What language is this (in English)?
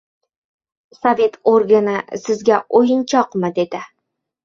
Uzbek